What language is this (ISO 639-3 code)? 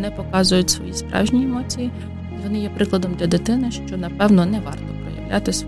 ukr